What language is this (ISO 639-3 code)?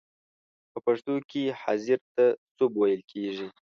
pus